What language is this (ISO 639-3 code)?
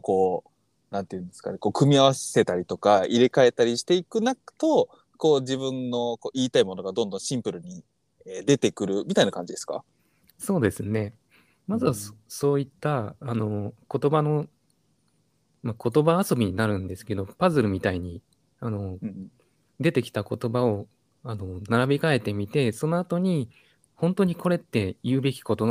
jpn